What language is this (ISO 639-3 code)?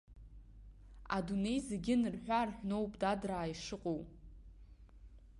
abk